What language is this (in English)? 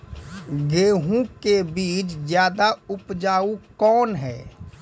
Maithili